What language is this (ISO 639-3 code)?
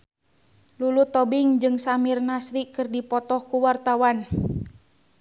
sun